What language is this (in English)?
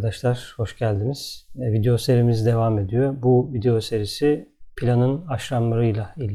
Turkish